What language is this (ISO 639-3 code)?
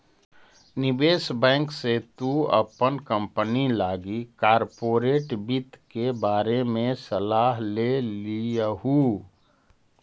mag